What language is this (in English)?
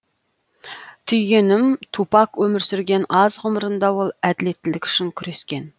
Kazakh